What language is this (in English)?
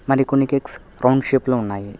Telugu